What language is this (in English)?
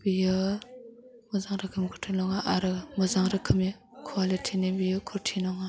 Bodo